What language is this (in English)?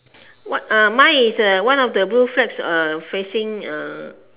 English